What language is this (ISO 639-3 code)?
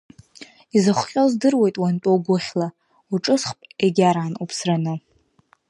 abk